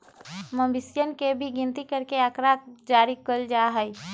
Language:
Magahi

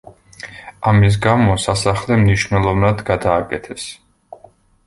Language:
Georgian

